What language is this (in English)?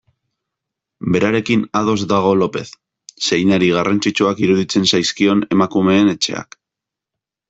Basque